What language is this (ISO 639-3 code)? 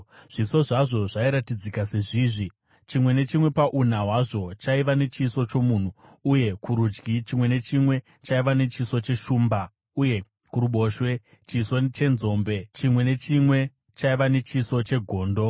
sna